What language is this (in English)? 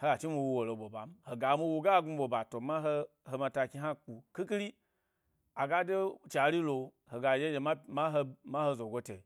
Gbari